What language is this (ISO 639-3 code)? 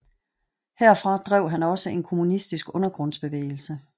dan